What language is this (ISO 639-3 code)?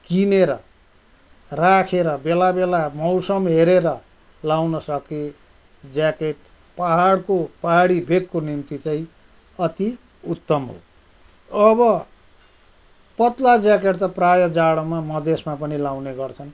nep